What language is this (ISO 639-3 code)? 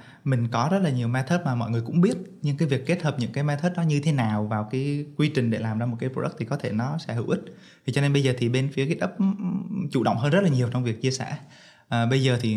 vie